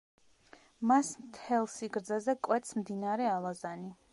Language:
Georgian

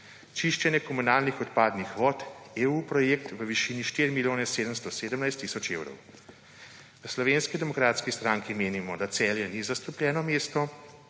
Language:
Slovenian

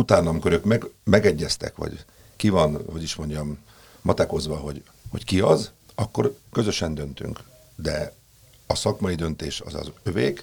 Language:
Hungarian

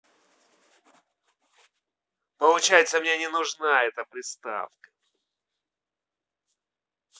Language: Russian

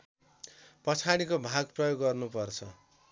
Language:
Nepali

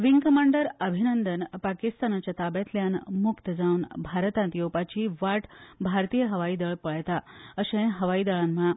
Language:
Konkani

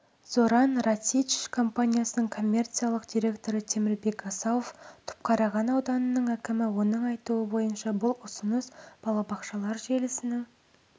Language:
Kazakh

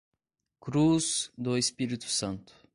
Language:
Portuguese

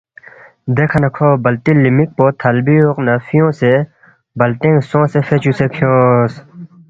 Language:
Balti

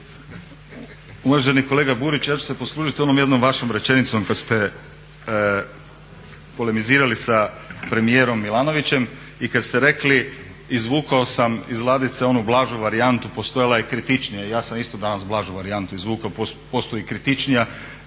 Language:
Croatian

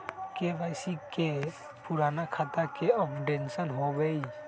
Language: Magahi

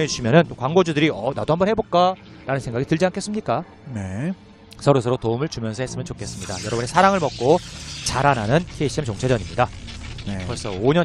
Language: Korean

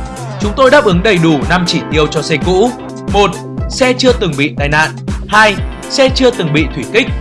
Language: Vietnamese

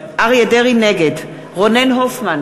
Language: Hebrew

